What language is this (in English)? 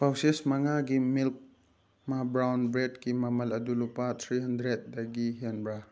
Manipuri